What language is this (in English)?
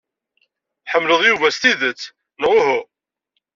Kabyle